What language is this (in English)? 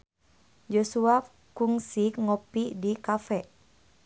Sundanese